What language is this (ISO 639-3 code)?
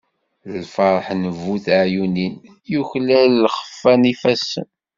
kab